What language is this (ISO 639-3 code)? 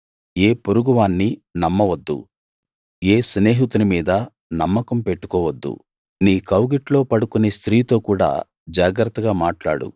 tel